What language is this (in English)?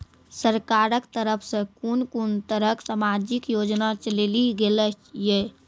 Maithili